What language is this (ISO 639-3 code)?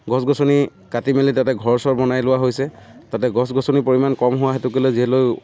asm